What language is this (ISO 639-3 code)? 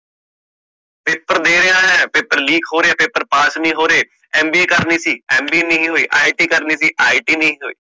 pan